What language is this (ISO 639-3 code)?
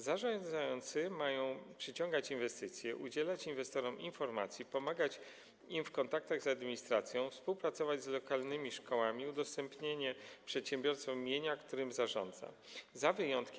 pol